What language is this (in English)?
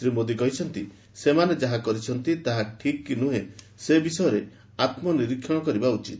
Odia